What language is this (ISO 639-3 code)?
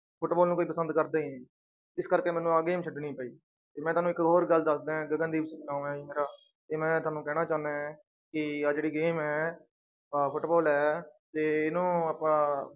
pan